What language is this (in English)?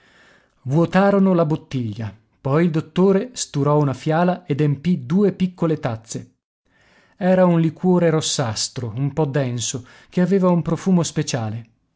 Italian